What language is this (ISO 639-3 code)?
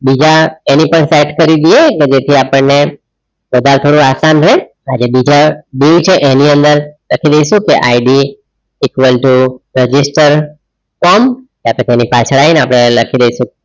guj